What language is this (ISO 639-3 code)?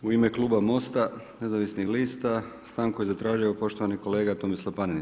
hrv